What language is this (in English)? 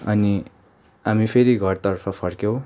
Nepali